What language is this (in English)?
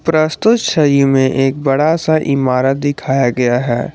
Hindi